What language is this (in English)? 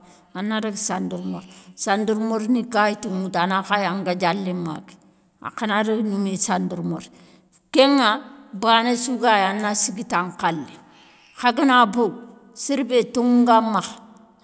Soninke